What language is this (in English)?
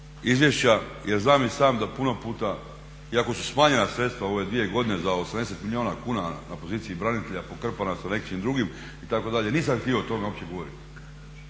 Croatian